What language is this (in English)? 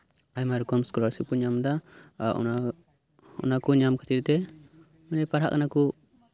Santali